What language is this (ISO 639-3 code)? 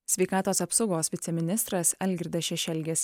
lit